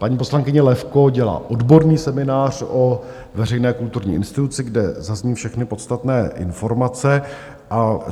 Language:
Czech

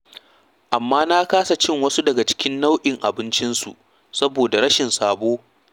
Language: Hausa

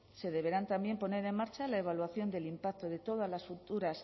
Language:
Spanish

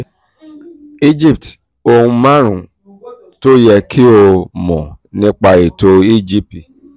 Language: Yoruba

